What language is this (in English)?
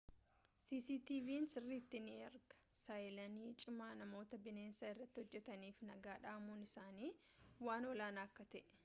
Oromo